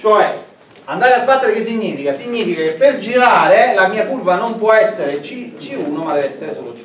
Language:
Italian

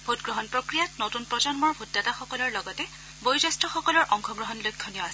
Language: Assamese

